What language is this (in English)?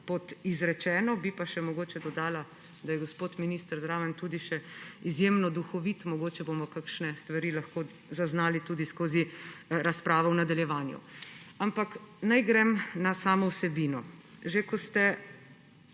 Slovenian